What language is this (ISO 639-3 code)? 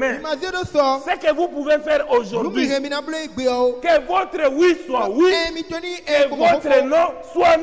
fra